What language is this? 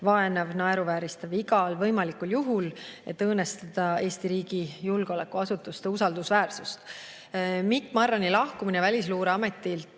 Estonian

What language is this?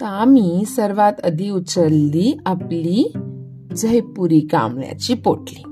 Hindi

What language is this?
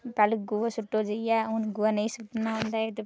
Dogri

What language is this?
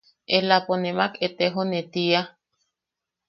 Yaqui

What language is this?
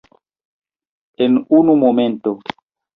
Esperanto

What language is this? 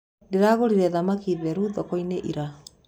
Kikuyu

